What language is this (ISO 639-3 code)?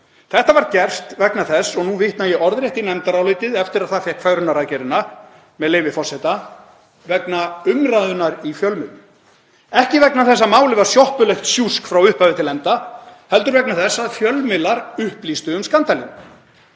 isl